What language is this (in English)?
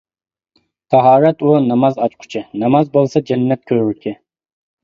Uyghur